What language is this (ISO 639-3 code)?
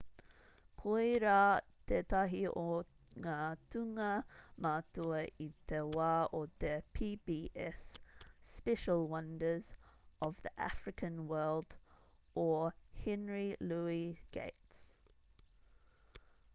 mri